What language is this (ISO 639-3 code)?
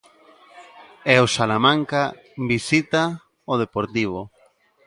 glg